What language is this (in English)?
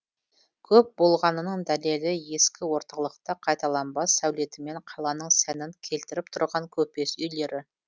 Kazakh